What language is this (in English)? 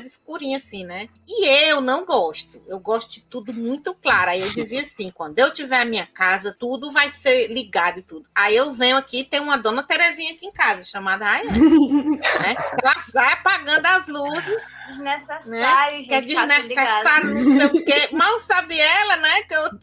Portuguese